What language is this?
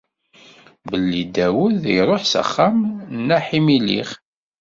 Kabyle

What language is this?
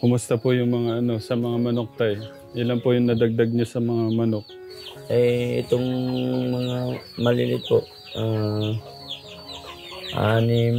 Filipino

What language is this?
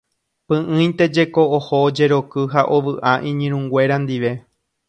Guarani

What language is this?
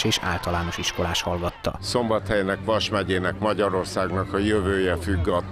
Hungarian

